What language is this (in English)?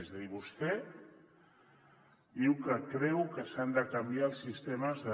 Catalan